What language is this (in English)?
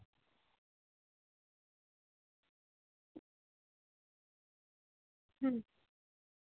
Santali